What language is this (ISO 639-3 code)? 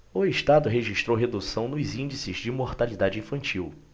por